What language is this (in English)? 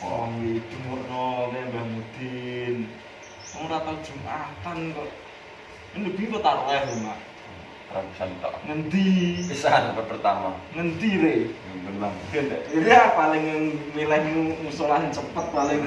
Indonesian